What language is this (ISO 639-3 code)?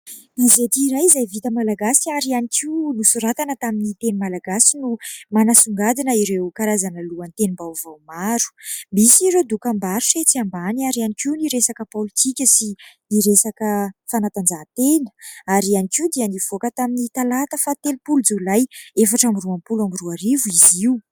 mlg